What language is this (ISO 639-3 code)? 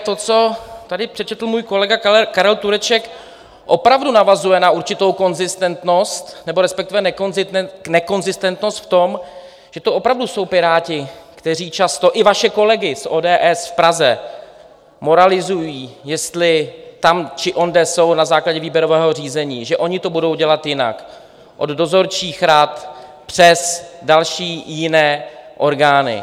ces